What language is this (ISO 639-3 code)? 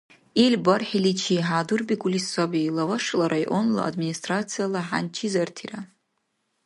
dar